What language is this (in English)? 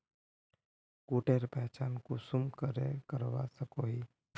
Magahi